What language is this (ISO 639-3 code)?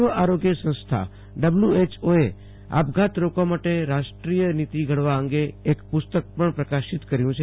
guj